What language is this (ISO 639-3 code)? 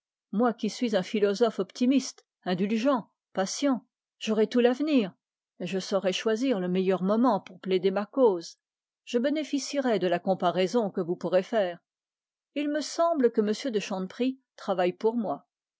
fra